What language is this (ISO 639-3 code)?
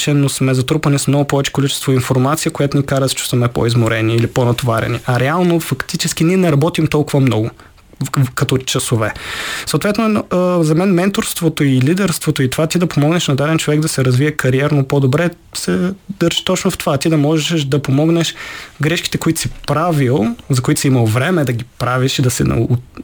bul